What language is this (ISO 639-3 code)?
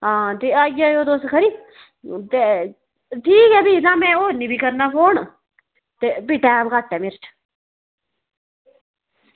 doi